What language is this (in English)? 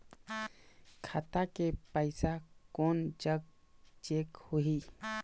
Chhattisgarhi